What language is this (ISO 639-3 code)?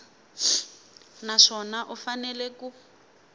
tso